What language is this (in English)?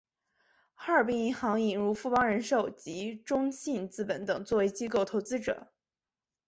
Chinese